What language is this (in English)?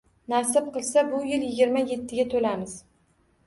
Uzbek